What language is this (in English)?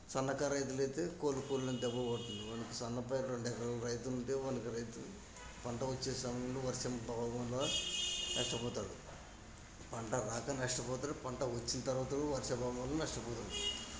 Telugu